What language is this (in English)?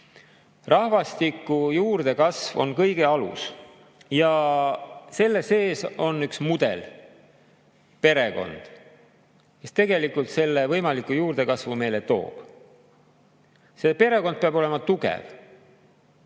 Estonian